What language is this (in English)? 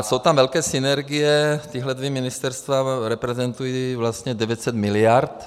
Czech